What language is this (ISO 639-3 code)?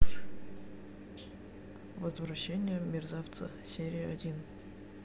rus